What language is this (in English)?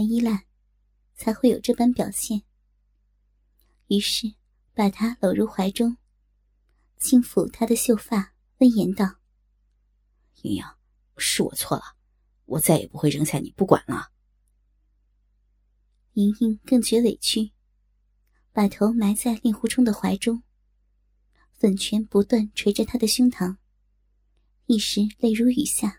Chinese